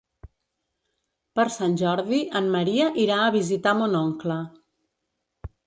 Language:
Catalan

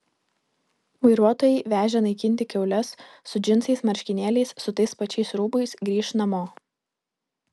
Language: Lithuanian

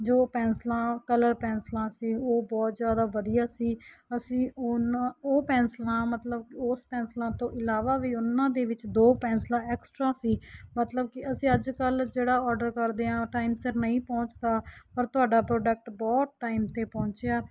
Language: Punjabi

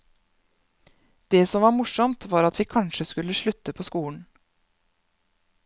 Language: Norwegian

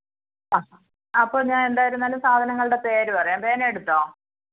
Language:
Malayalam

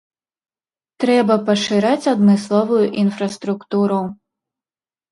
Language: Belarusian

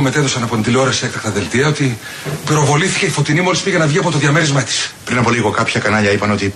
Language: Greek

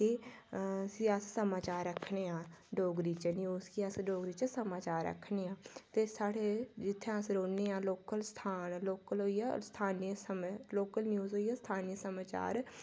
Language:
Dogri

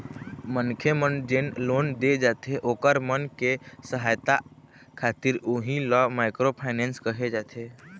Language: Chhattisgarhi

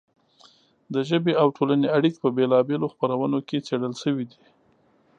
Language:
Pashto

